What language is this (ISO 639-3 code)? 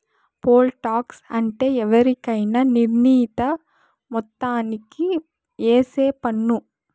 tel